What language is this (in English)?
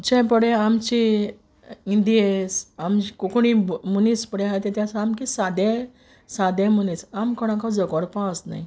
Konkani